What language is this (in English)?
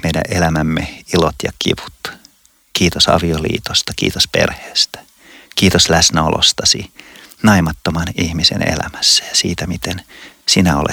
Finnish